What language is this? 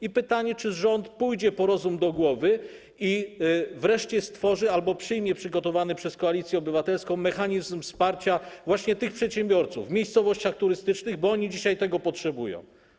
Polish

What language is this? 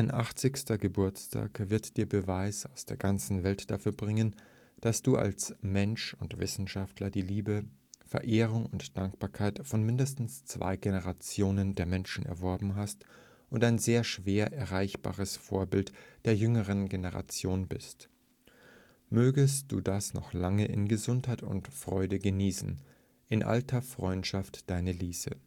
German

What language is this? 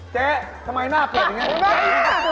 Thai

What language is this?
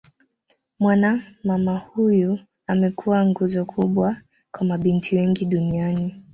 Swahili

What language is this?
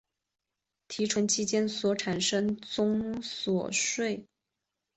Chinese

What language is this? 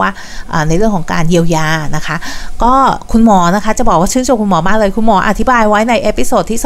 Thai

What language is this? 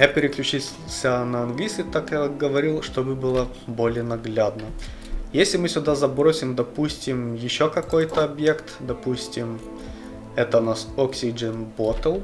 Russian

